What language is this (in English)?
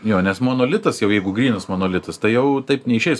Lithuanian